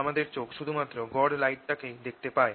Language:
Bangla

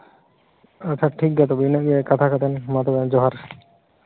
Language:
Santali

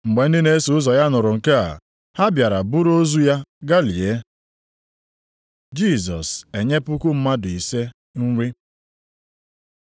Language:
Igbo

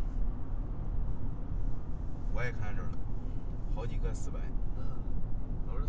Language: Chinese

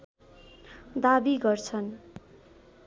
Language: Nepali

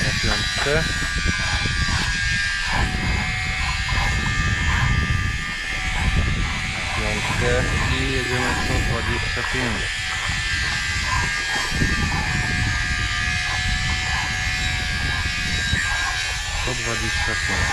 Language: Polish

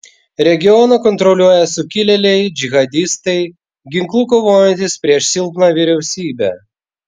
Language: Lithuanian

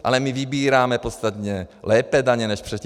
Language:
Czech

